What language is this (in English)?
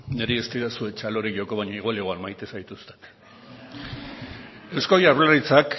Basque